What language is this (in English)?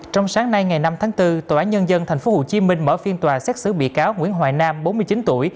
Vietnamese